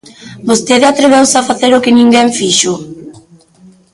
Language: Galician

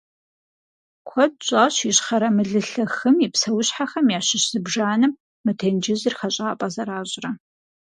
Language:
Kabardian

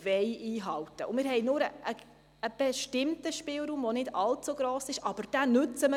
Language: Swiss German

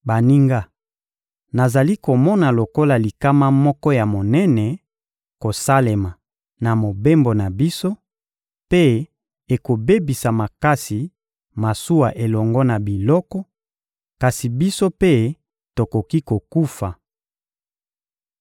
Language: Lingala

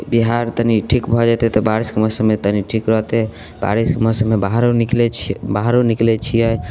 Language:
Maithili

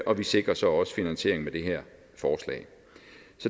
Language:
Danish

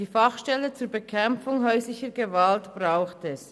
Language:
Swiss German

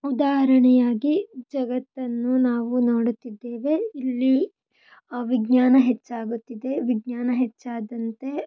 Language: Kannada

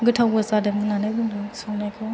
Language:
Bodo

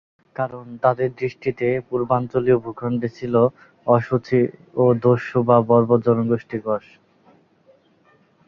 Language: Bangla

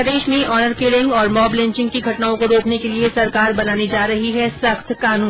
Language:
Hindi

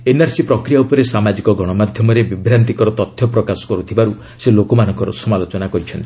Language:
Odia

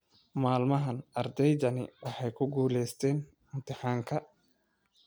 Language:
Somali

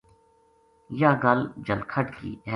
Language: Gujari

